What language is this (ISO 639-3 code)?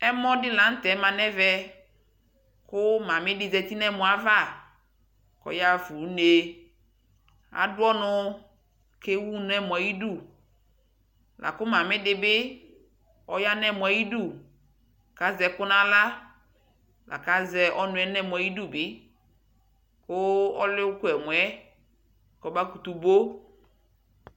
kpo